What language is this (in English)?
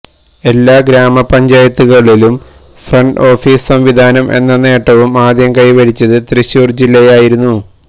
Malayalam